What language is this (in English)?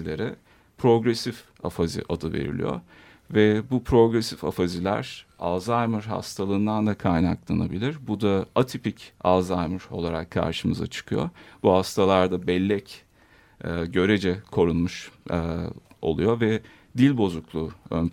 Turkish